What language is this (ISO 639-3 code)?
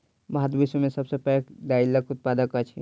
mai